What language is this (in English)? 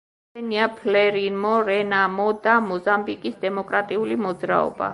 Georgian